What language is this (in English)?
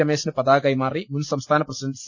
Malayalam